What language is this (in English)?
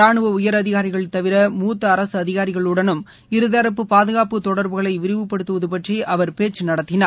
Tamil